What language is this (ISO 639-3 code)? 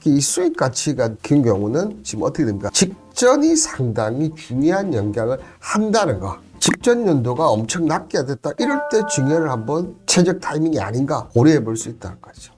kor